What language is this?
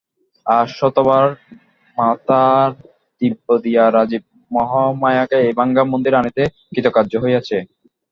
Bangla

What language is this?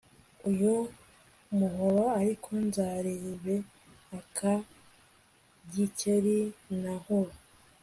Kinyarwanda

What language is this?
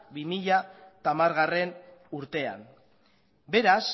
Basque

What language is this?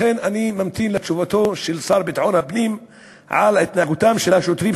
Hebrew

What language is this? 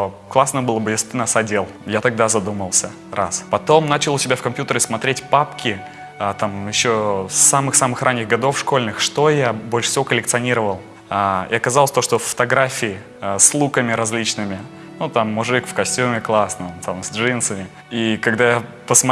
Russian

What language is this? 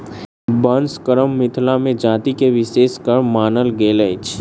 Maithili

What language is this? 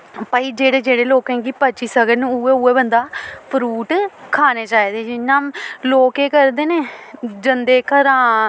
Dogri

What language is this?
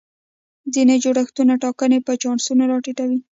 Pashto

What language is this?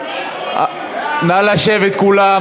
Hebrew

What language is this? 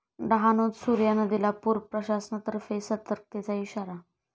Marathi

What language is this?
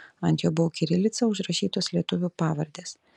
Lithuanian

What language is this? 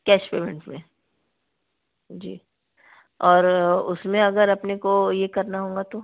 Hindi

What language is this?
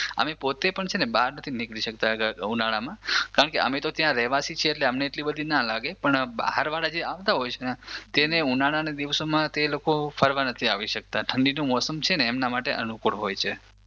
Gujarati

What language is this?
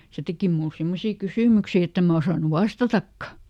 Finnish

